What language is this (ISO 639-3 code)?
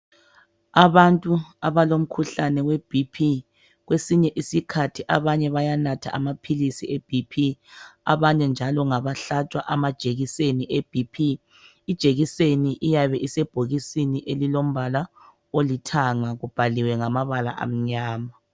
nde